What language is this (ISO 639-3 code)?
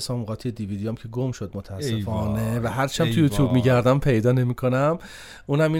fas